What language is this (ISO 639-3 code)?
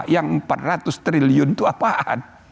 ind